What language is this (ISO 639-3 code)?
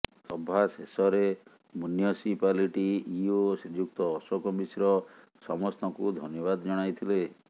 ori